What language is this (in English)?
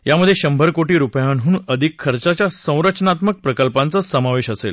Marathi